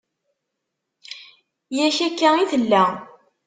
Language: Kabyle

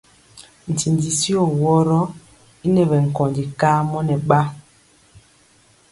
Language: Mpiemo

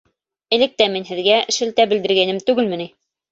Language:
Bashkir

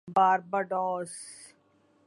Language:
Urdu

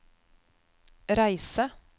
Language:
Norwegian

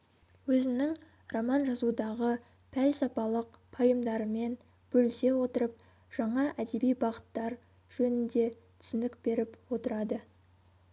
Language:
Kazakh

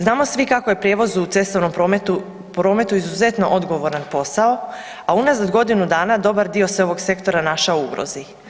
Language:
Croatian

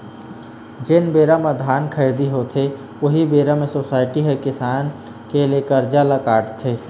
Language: Chhattisgarhi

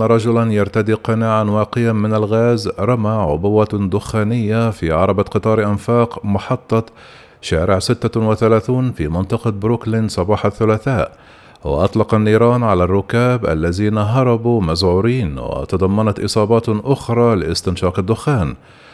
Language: Arabic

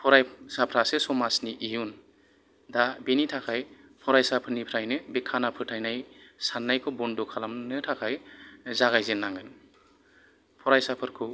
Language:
Bodo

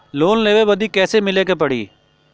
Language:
Bhojpuri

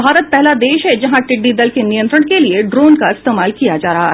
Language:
Hindi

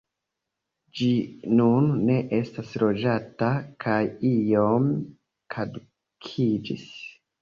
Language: Esperanto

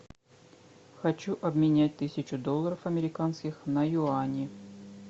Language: Russian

